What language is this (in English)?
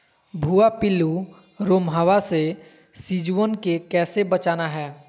Magahi